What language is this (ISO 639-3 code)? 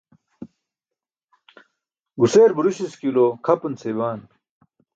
bsk